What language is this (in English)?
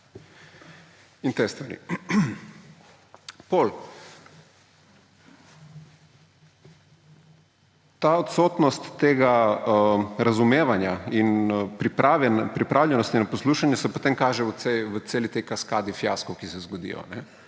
Slovenian